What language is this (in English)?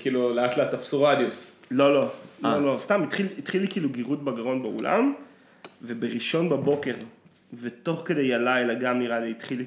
Hebrew